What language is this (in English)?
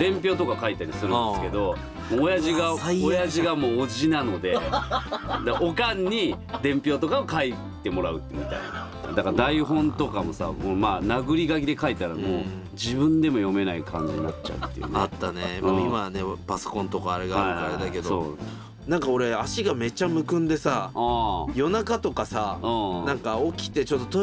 Japanese